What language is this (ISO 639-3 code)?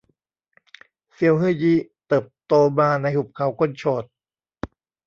tha